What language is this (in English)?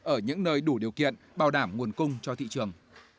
Vietnamese